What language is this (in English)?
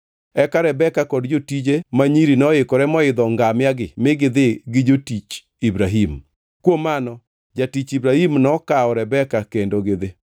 Luo (Kenya and Tanzania)